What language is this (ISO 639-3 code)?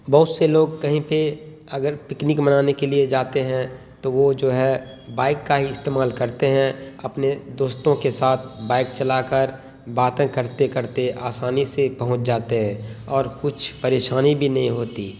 urd